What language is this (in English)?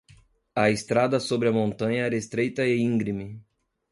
Portuguese